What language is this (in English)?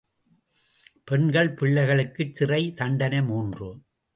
Tamil